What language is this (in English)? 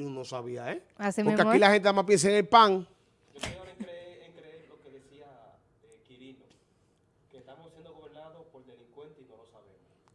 Spanish